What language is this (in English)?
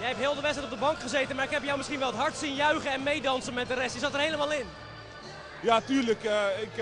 Dutch